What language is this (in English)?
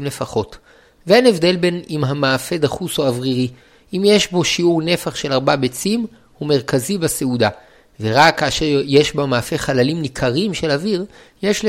Hebrew